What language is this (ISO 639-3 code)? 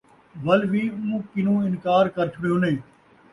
skr